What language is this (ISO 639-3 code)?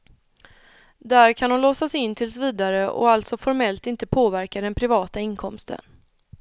swe